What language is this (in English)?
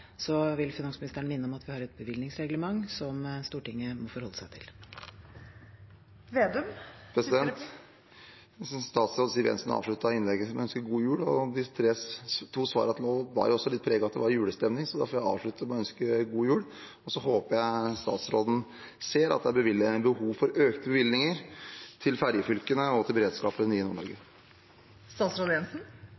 Norwegian